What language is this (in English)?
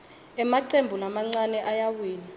Swati